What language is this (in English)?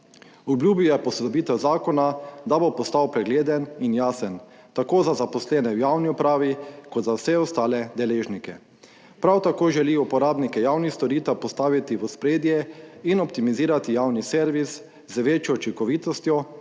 Slovenian